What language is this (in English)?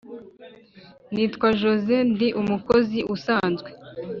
Kinyarwanda